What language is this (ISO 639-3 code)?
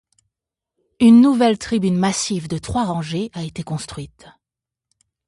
fra